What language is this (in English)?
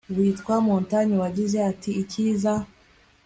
Kinyarwanda